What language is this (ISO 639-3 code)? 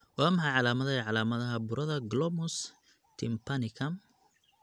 som